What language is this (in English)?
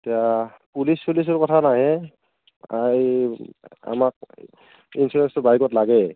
Assamese